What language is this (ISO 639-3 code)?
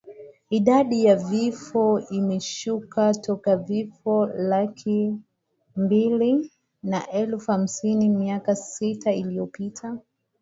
swa